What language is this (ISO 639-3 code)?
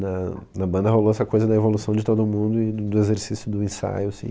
por